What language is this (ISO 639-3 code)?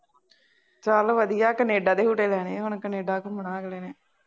pan